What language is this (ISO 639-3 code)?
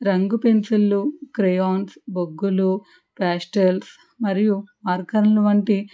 tel